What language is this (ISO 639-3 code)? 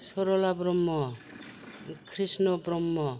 brx